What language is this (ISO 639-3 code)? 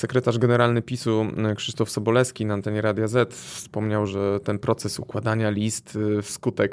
pol